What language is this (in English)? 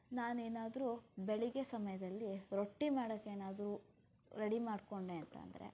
Kannada